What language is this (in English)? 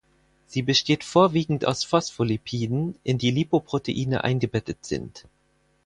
German